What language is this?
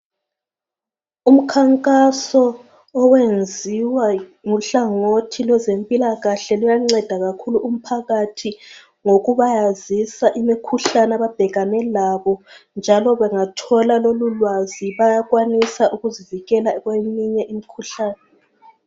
North Ndebele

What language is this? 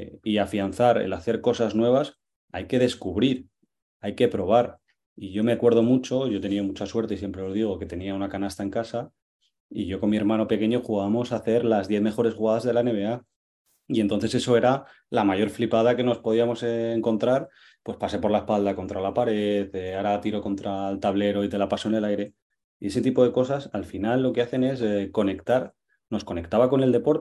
Spanish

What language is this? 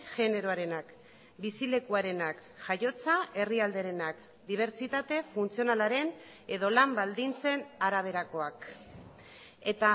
Basque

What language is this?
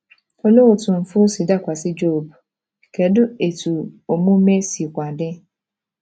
Igbo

